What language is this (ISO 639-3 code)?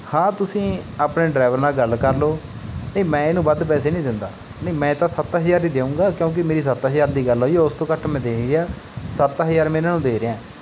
pan